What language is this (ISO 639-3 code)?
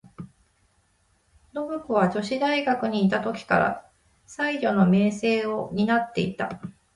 jpn